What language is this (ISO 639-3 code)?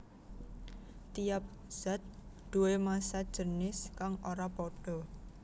jav